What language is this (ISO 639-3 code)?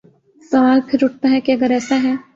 urd